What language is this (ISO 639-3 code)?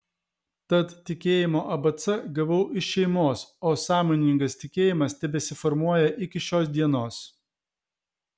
lit